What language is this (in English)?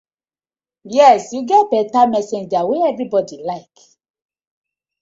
Nigerian Pidgin